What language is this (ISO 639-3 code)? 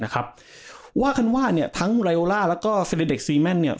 tha